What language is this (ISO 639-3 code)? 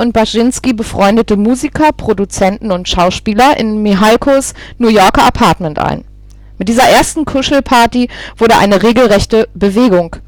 deu